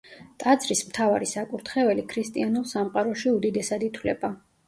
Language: Georgian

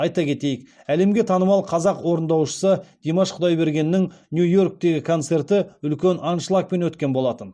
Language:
Kazakh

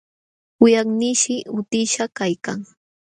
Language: Jauja Wanca Quechua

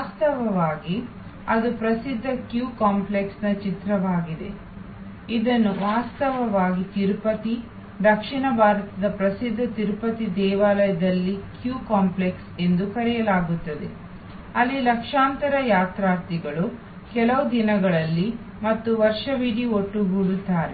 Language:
Kannada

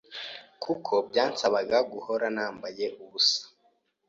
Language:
Kinyarwanda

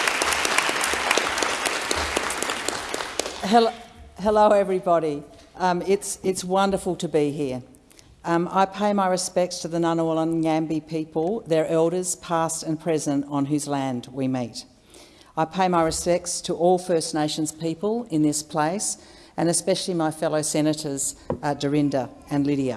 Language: English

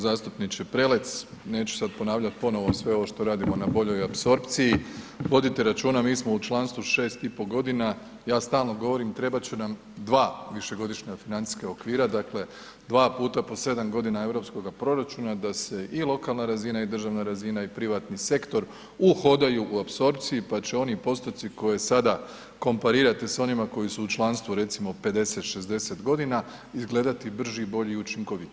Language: Croatian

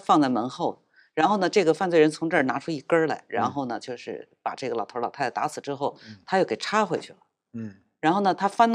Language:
Chinese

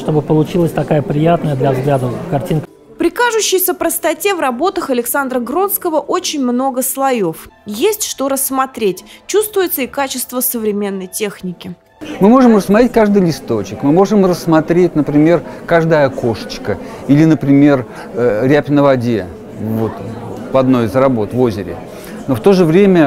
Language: Russian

